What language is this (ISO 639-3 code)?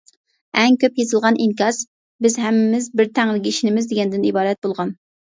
uig